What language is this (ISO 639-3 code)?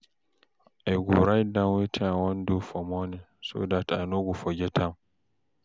pcm